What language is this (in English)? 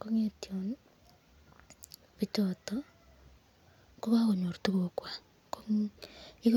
Kalenjin